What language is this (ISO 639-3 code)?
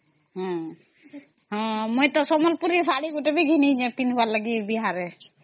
ori